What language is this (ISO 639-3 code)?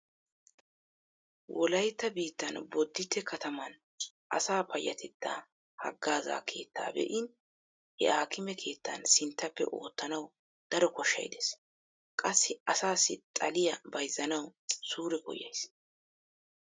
wal